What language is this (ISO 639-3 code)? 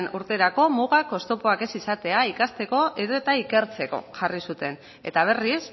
eus